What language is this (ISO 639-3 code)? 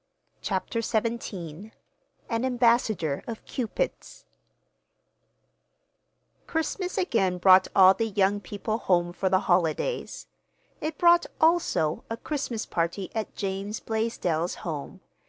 eng